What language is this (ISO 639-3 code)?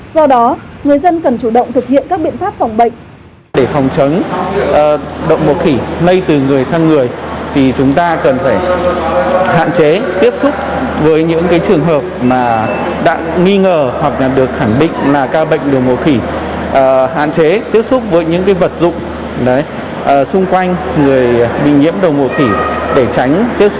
vie